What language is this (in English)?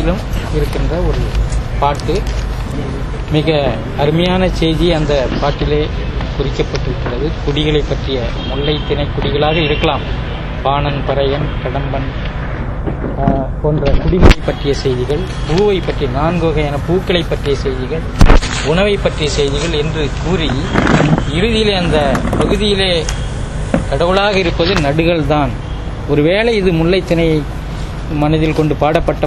Tamil